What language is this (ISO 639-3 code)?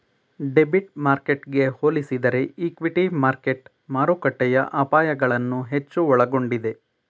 kan